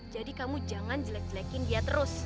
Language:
Indonesian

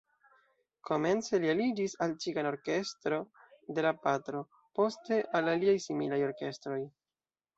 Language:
Esperanto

